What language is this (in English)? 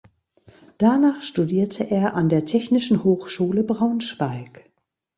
German